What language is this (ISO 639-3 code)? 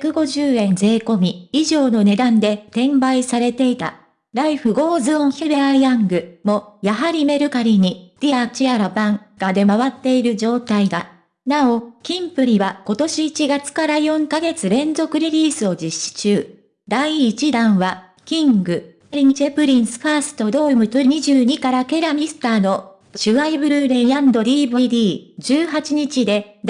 jpn